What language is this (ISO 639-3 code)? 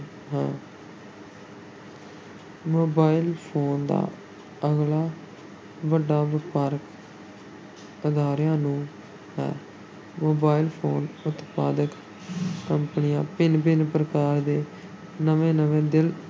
pan